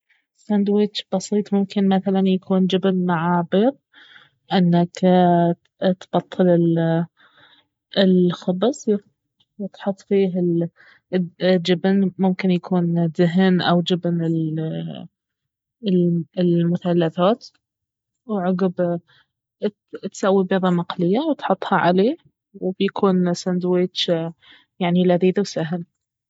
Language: Baharna Arabic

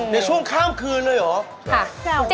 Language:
Thai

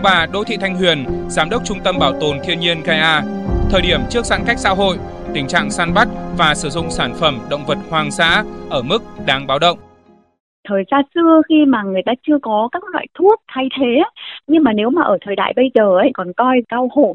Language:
Vietnamese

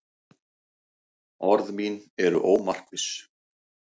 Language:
Icelandic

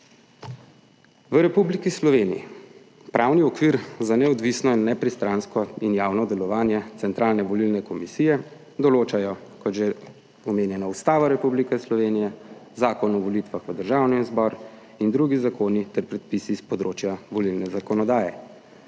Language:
Slovenian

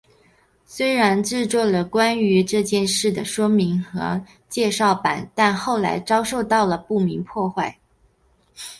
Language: Chinese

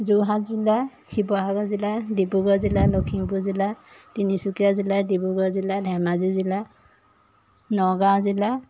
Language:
Assamese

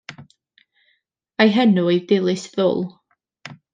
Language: Welsh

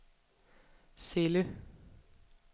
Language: Danish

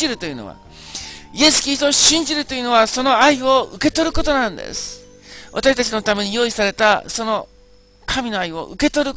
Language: Japanese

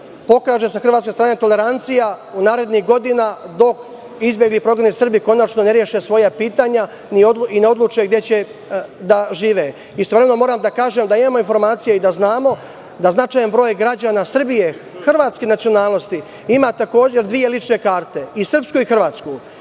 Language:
Serbian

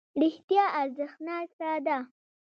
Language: Pashto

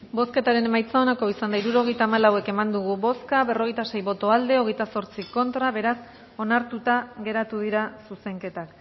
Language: Basque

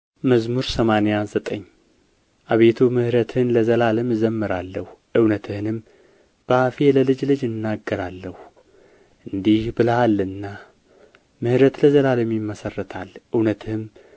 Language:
Amharic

